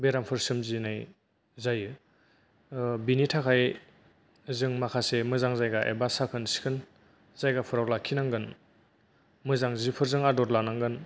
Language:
Bodo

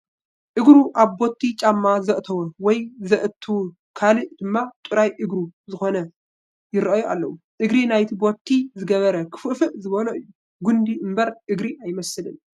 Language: Tigrinya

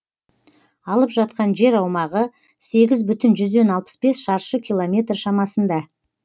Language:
Kazakh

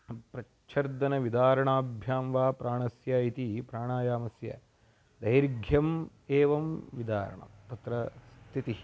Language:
Sanskrit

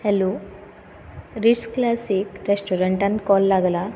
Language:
Konkani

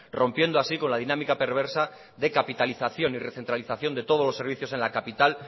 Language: Spanish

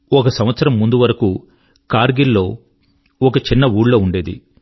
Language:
Telugu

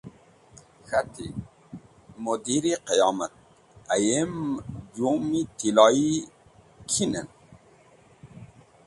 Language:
Wakhi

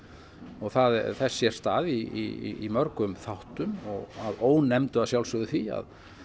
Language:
Icelandic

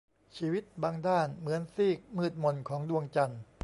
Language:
Thai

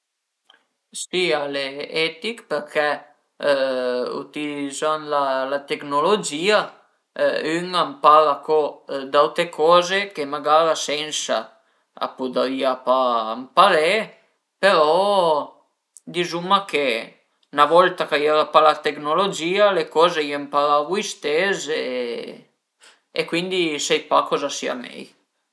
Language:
Piedmontese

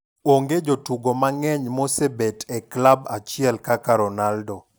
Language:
Luo (Kenya and Tanzania)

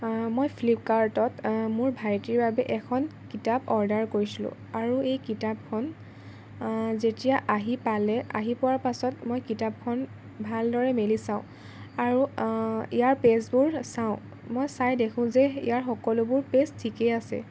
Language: Assamese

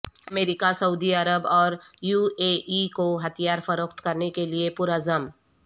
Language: Urdu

